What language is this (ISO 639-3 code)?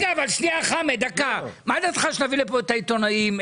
heb